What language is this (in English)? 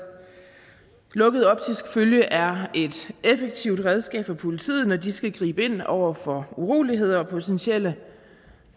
Danish